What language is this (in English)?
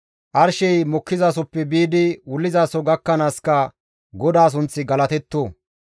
Gamo